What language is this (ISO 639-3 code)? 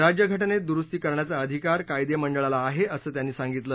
mar